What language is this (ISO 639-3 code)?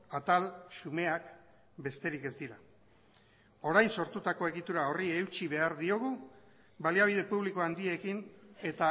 eus